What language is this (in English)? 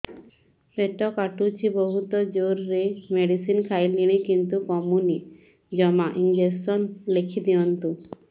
Odia